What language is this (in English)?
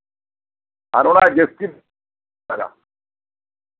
Santali